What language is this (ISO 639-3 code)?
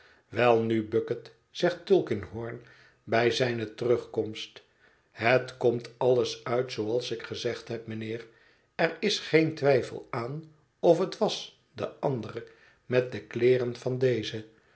nld